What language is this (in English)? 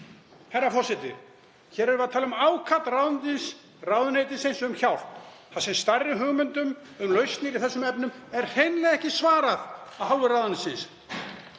Icelandic